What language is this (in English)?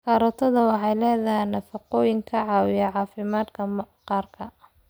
Somali